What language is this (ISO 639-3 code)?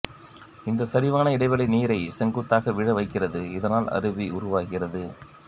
tam